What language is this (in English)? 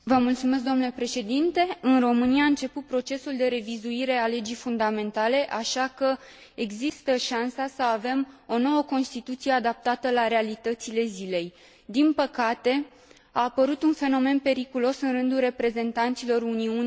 Romanian